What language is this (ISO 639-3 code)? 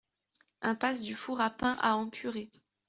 fra